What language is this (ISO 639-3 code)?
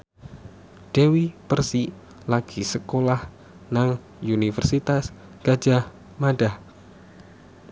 jav